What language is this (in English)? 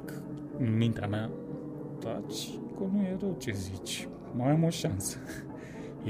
Romanian